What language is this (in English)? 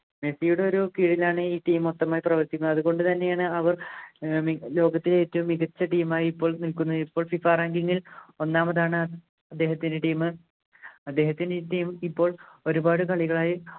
Malayalam